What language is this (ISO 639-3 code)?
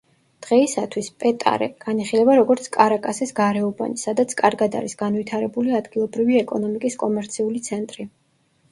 kat